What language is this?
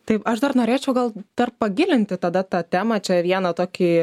Lithuanian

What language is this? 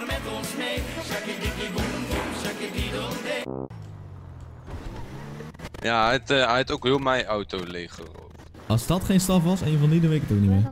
Dutch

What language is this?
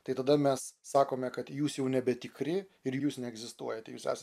Lithuanian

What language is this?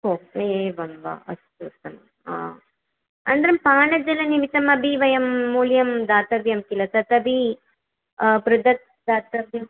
Sanskrit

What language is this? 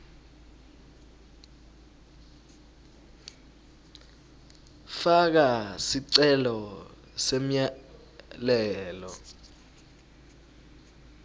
Swati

